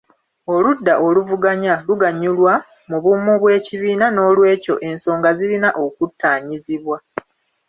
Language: Ganda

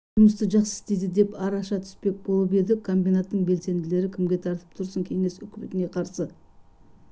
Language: Kazakh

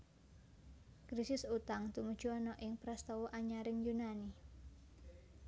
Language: Javanese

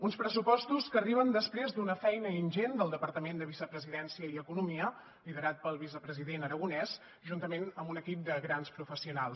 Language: Catalan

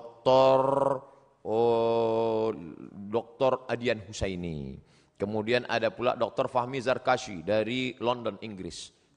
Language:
Indonesian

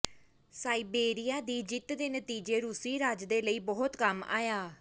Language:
Punjabi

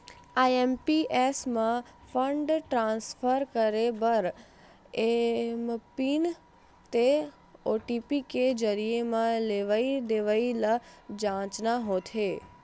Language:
Chhattisgarhi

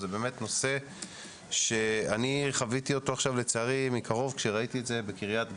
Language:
Hebrew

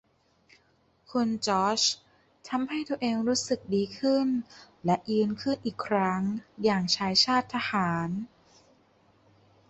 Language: Thai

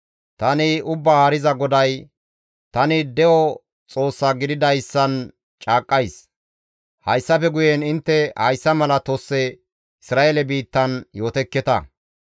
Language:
Gamo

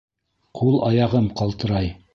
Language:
Bashkir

